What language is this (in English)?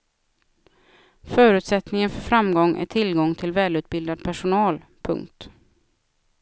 Swedish